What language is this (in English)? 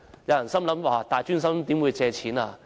Cantonese